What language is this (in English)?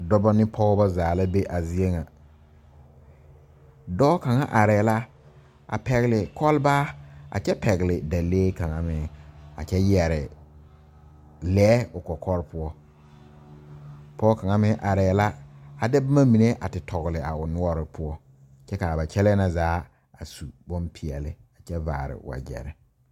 Southern Dagaare